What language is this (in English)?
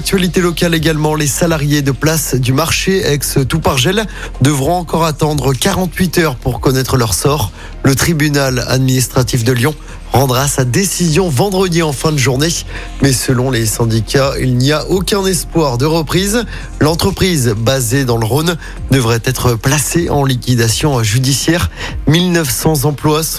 French